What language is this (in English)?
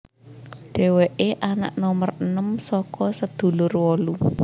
Javanese